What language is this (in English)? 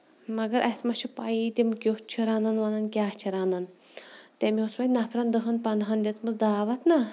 Kashmiri